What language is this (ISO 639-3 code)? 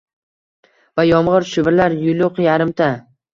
uzb